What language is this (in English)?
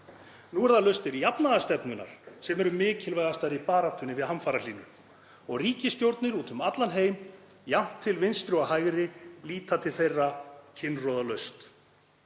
Icelandic